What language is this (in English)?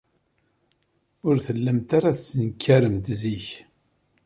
Kabyle